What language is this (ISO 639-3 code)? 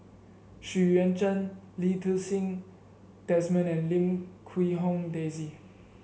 eng